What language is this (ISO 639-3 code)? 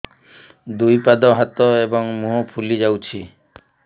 ori